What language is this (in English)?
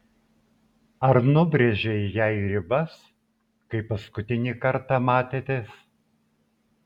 Lithuanian